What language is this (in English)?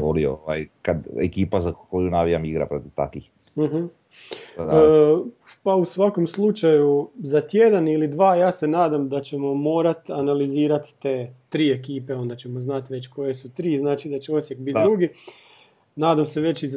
Croatian